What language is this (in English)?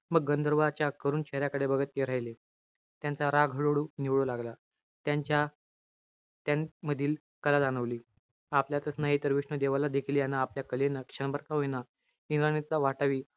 Marathi